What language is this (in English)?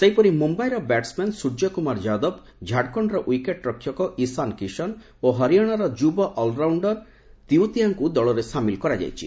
Odia